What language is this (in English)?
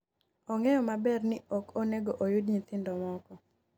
Luo (Kenya and Tanzania)